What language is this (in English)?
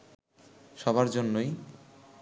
Bangla